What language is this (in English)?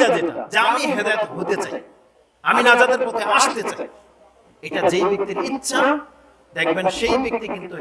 Bangla